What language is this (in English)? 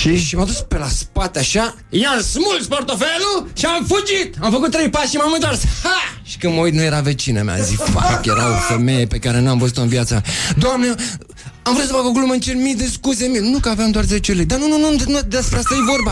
Romanian